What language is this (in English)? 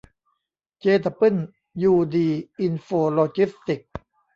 Thai